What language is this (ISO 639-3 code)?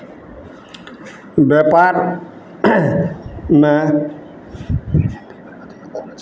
mai